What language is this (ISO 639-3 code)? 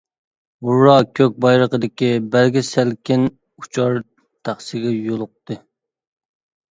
uig